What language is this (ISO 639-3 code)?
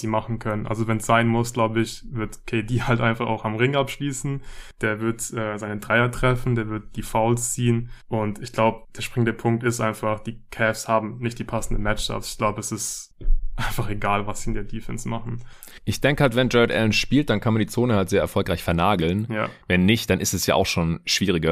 deu